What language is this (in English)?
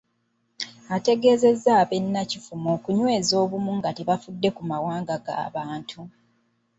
Ganda